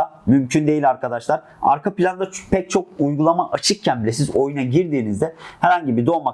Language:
Turkish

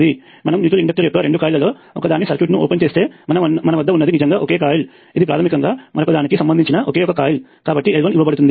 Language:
Telugu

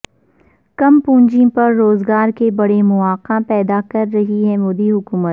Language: Urdu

